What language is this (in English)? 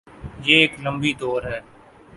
Urdu